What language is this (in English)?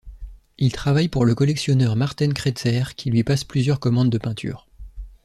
French